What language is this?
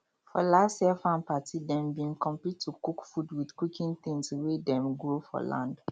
Nigerian Pidgin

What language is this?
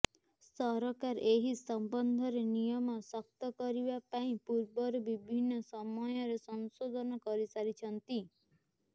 Odia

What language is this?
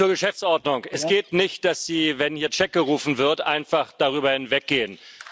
German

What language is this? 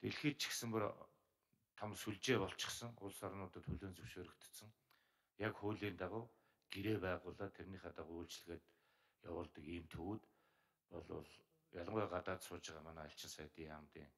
Turkish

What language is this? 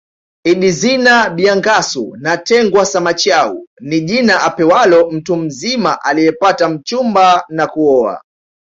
Swahili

